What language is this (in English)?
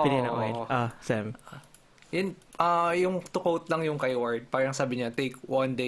Filipino